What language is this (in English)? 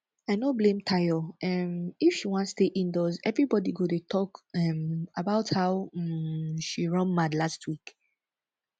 Nigerian Pidgin